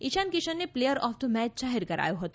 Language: Gujarati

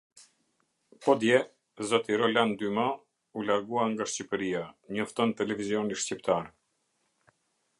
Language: Albanian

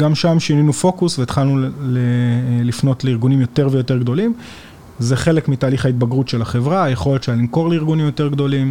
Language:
Hebrew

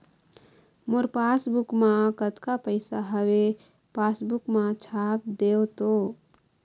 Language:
Chhattisgarhi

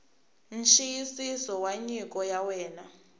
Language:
Tsonga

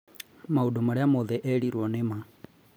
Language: Kikuyu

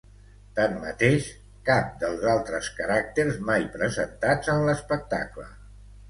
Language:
Catalan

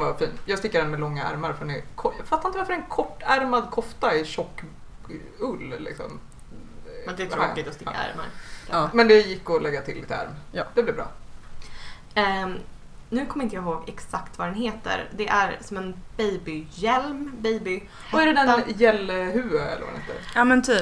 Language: Swedish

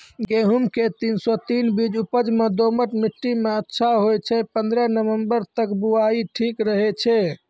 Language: Maithili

